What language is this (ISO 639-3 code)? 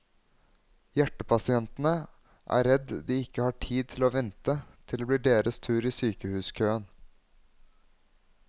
nor